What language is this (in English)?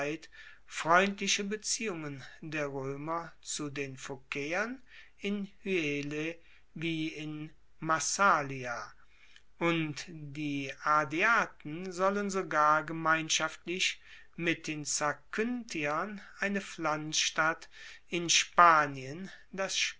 German